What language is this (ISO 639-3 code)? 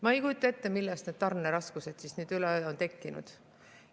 est